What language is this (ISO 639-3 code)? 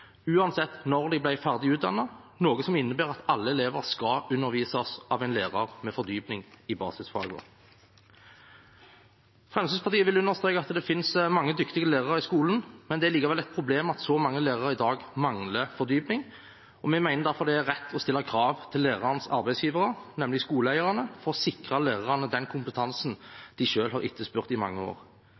nob